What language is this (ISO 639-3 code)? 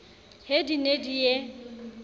sot